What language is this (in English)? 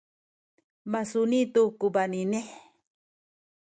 Sakizaya